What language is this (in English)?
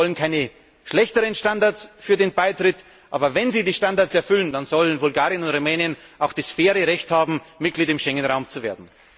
German